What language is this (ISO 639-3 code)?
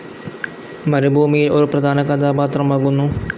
mal